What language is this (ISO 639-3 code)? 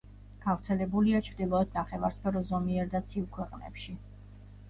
kat